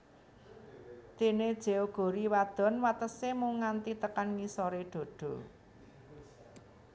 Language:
Javanese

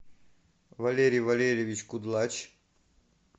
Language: Russian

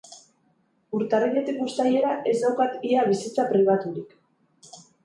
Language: Basque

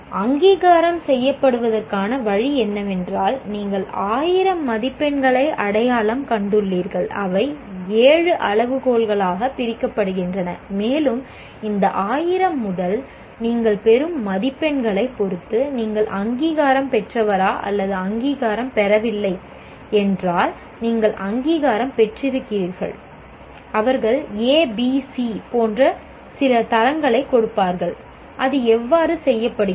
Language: Tamil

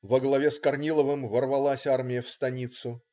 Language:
Russian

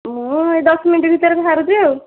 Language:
Odia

